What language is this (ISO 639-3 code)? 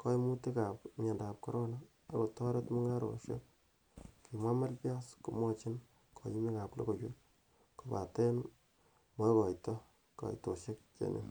kln